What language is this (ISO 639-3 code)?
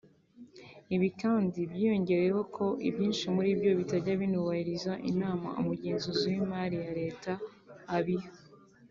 kin